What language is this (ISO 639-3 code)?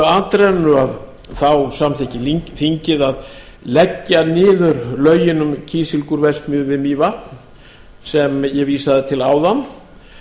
isl